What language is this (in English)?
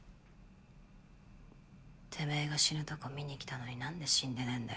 Japanese